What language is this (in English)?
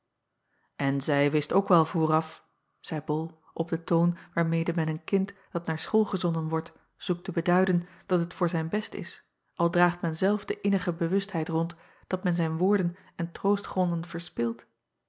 Dutch